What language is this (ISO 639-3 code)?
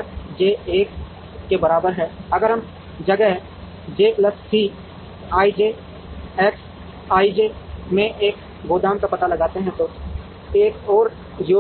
hin